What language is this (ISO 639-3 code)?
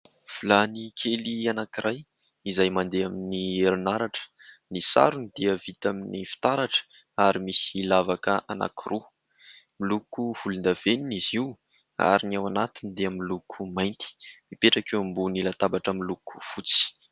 mlg